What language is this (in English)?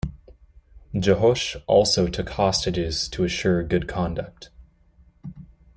English